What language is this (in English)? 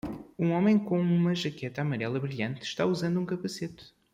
Portuguese